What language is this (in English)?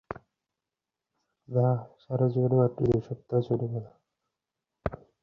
Bangla